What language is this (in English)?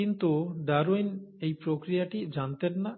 Bangla